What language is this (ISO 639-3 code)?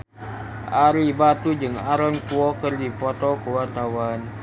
sun